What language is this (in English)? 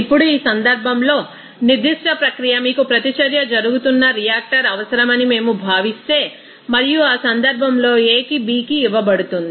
Telugu